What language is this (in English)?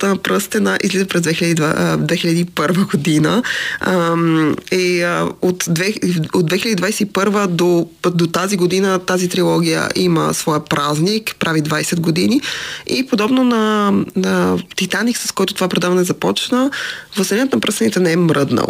Bulgarian